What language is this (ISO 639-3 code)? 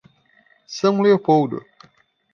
por